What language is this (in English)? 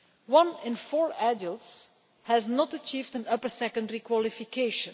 English